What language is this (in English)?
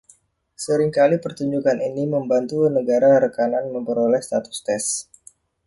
Indonesian